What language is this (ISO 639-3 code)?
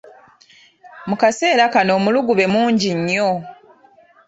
lug